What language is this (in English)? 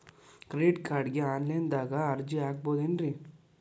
Kannada